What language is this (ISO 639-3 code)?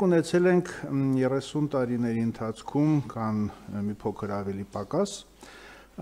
ron